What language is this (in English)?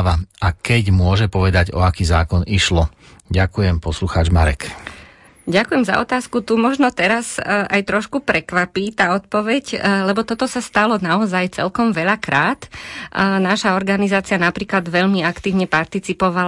Slovak